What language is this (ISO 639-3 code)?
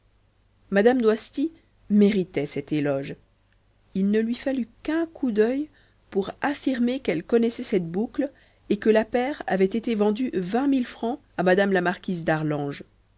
fra